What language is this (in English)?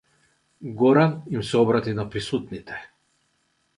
Macedonian